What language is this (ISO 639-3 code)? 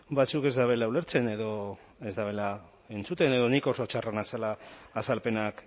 eus